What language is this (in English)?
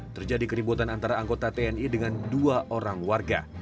Indonesian